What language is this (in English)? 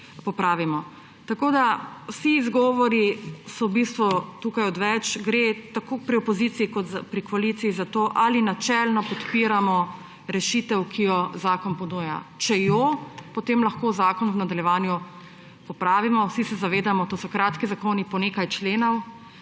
Slovenian